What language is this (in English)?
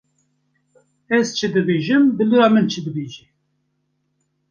Kurdish